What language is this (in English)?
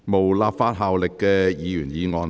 Cantonese